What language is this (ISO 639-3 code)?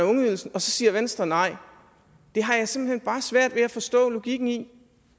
dan